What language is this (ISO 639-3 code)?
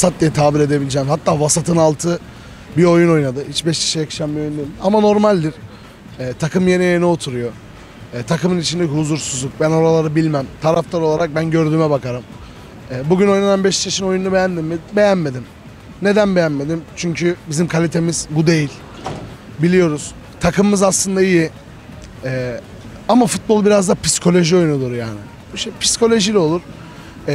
tur